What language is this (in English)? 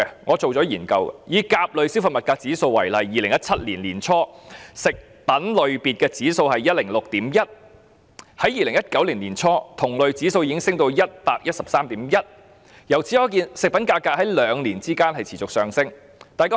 Cantonese